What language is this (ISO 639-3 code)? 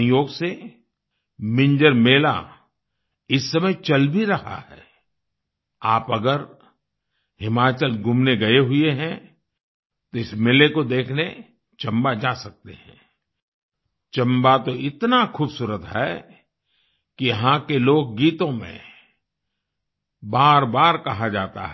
hin